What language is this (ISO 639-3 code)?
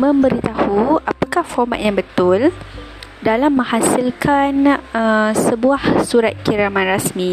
msa